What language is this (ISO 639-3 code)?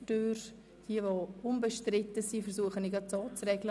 gsw